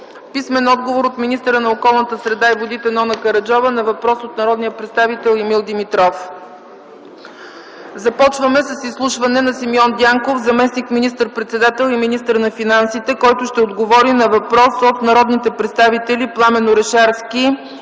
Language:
Bulgarian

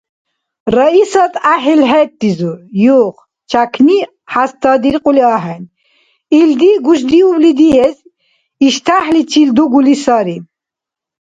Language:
Dargwa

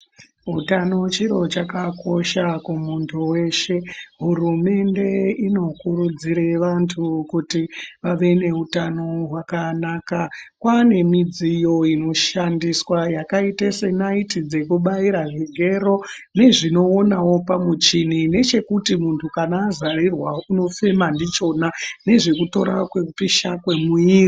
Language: Ndau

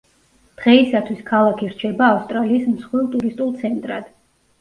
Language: Georgian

